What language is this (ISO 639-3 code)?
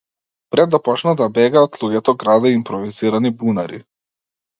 mkd